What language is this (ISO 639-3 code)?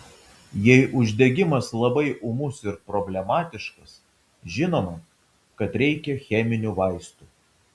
lit